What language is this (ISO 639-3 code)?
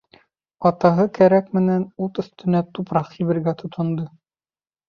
bak